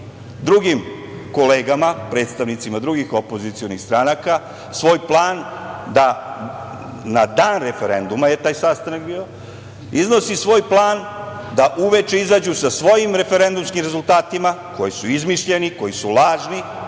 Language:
Serbian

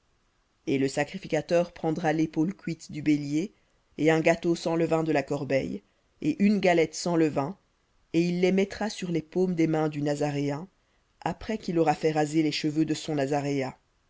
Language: French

